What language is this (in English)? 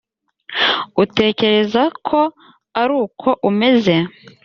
Kinyarwanda